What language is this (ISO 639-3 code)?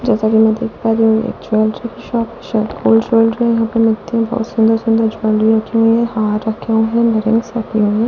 hin